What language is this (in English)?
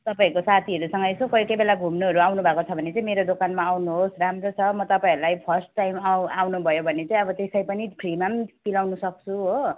Nepali